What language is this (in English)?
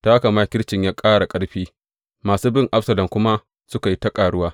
Hausa